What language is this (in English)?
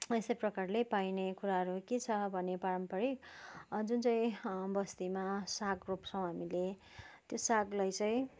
Nepali